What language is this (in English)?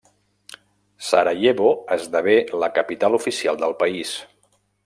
Catalan